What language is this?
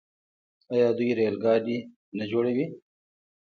Pashto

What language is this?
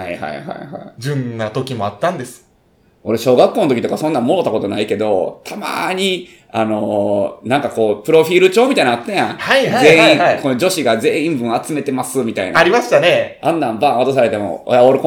Japanese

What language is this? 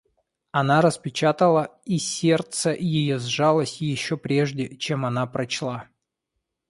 Russian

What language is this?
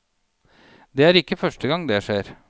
Norwegian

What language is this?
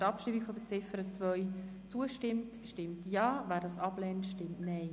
Swiss German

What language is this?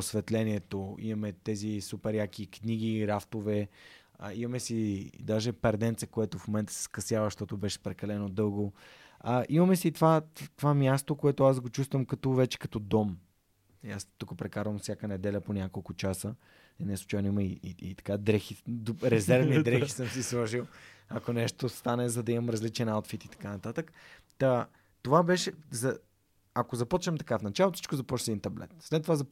Bulgarian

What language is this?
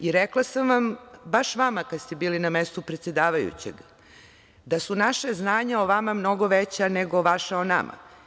Serbian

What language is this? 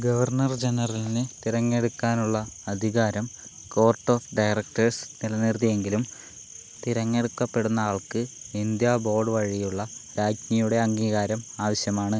Malayalam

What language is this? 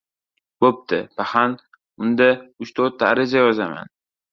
Uzbek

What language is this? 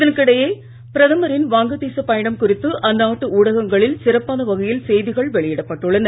Tamil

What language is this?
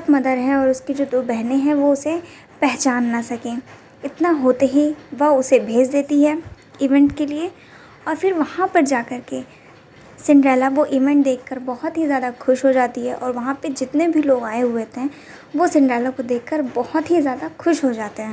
Hindi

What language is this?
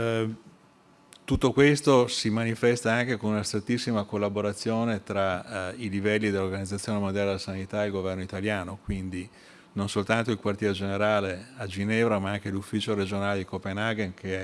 Italian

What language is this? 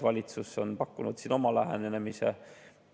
Estonian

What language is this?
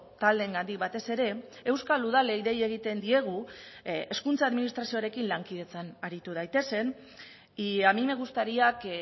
Basque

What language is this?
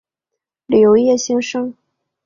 Chinese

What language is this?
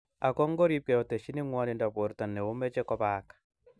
Kalenjin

